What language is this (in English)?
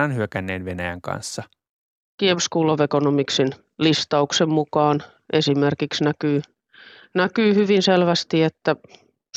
Finnish